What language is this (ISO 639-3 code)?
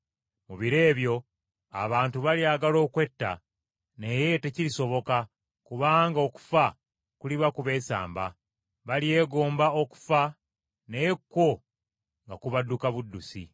lug